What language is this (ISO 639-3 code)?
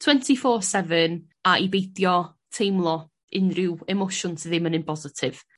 cym